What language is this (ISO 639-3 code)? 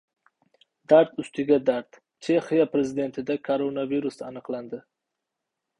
uzb